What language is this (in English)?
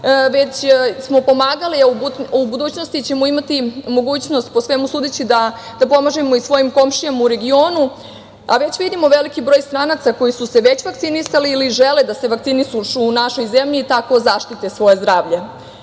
Serbian